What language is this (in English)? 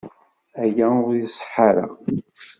Kabyle